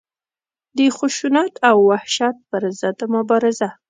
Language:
Pashto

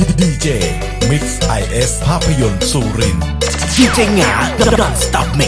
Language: Thai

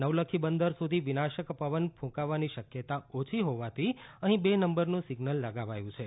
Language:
Gujarati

